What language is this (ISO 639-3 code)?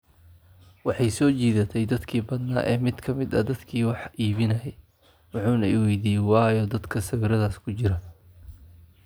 som